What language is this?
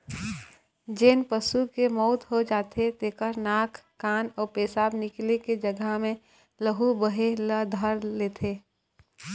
Chhattisgarhi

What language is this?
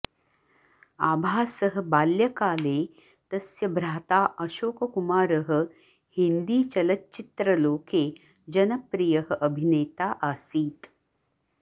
Sanskrit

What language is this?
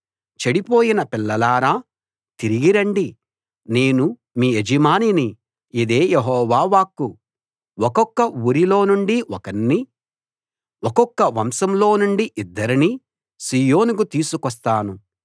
Telugu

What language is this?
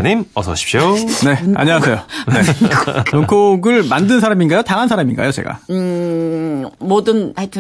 Korean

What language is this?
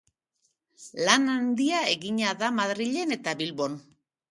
Basque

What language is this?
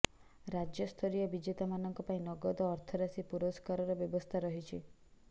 Odia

